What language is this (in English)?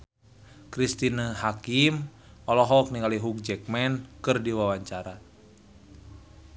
Sundanese